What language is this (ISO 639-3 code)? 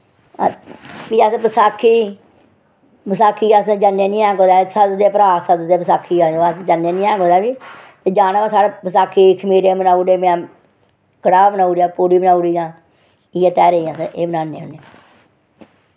doi